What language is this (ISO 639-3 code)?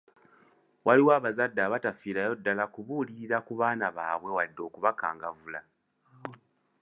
lug